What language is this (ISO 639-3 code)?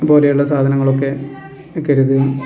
mal